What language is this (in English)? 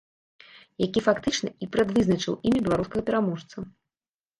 Belarusian